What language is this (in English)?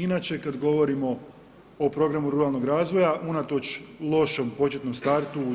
Croatian